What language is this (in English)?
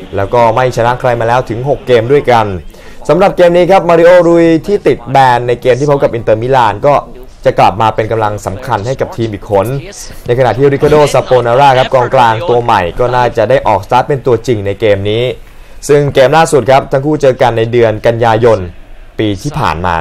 Thai